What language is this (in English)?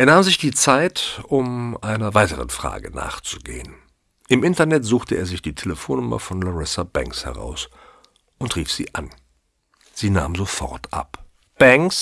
German